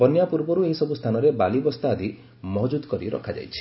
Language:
Odia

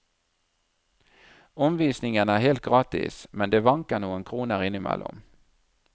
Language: Norwegian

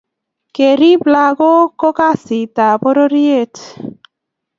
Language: Kalenjin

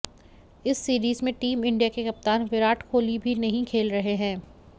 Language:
Hindi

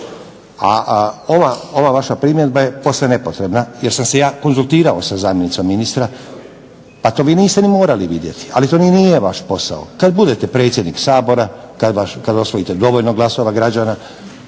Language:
Croatian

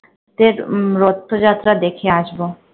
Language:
Bangla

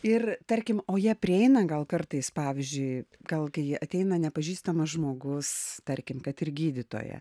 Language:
Lithuanian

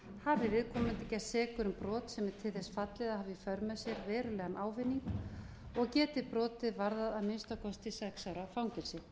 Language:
Icelandic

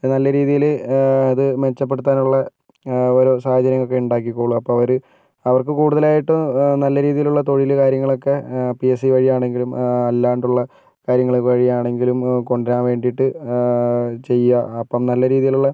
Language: Malayalam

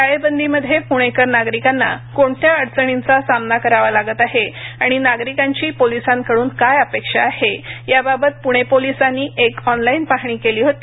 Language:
Marathi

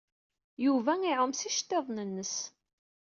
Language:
Kabyle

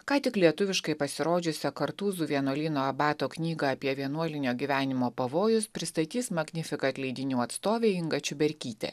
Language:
Lithuanian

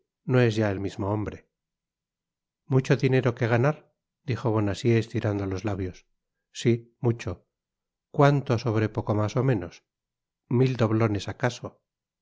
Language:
Spanish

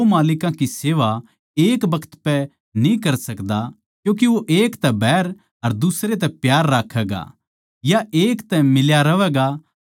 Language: Haryanvi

